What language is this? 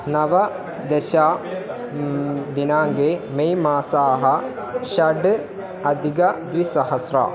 Sanskrit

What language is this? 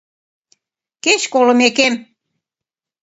Mari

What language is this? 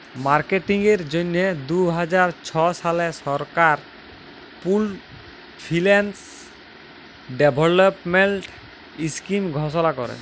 Bangla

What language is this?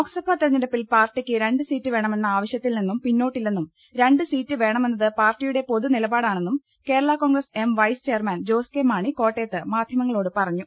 Malayalam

